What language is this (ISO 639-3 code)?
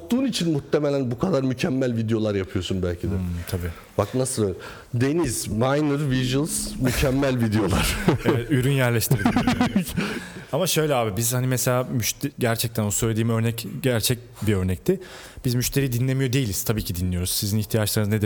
tur